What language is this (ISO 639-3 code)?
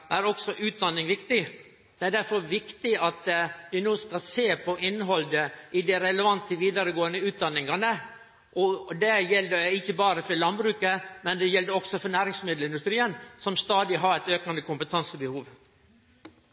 nno